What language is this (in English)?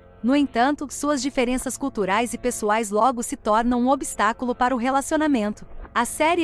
Portuguese